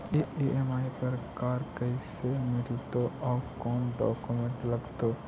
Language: Magahi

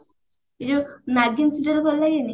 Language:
Odia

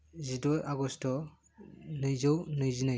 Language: Bodo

